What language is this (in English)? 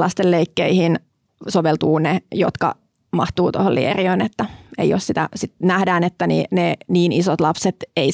Finnish